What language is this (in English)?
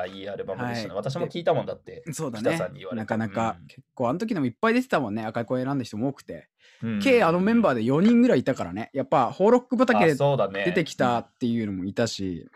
Japanese